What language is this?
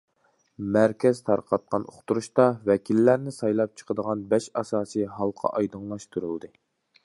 Uyghur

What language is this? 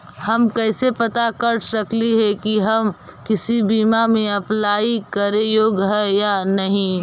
Magahi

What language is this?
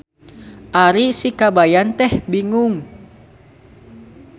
Sundanese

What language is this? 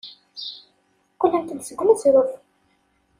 Kabyle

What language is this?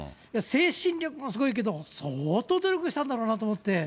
Japanese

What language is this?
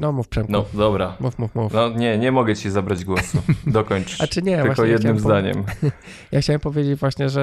Polish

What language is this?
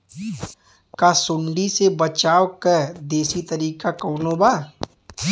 Bhojpuri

